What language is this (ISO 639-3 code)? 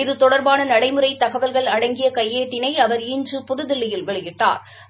tam